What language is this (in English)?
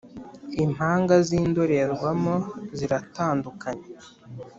Kinyarwanda